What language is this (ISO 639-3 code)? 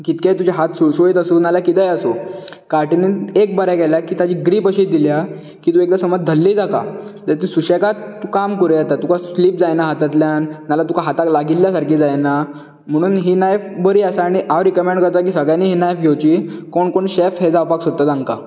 kok